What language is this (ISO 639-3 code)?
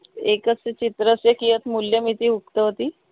san